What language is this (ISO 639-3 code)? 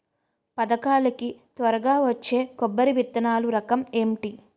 tel